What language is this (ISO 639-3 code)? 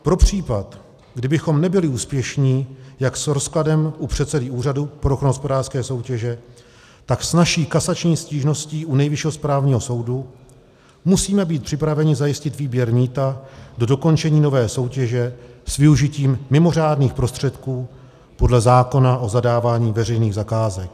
ces